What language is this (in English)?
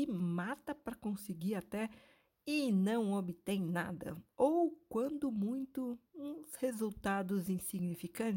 Portuguese